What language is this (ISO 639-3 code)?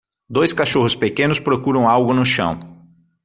por